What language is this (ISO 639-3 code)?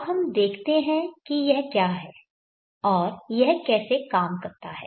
hin